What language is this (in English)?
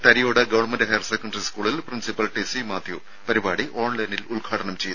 Malayalam